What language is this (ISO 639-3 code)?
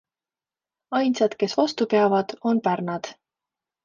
est